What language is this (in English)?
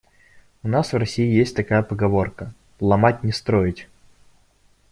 Russian